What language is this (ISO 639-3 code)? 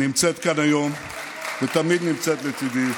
heb